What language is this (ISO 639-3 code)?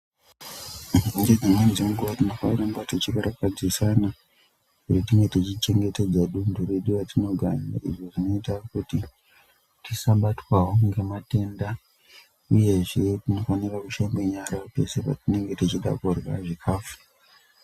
ndc